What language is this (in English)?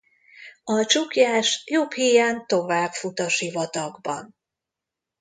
Hungarian